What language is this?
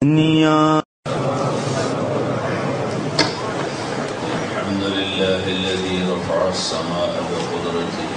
Hindi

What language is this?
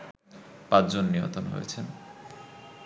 Bangla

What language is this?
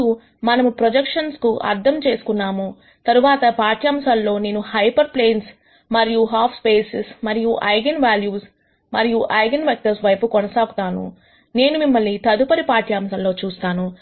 Telugu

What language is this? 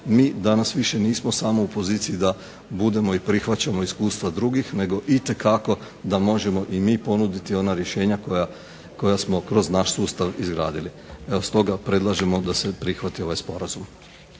Croatian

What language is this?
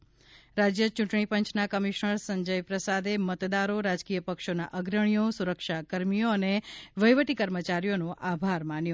Gujarati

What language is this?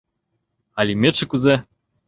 Mari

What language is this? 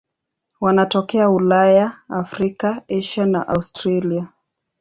Swahili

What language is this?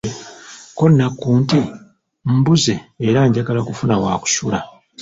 Ganda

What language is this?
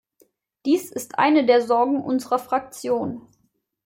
German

